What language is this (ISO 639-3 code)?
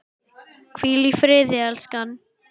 isl